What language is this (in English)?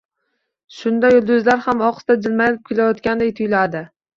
Uzbek